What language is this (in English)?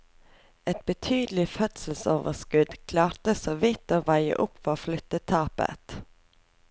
Norwegian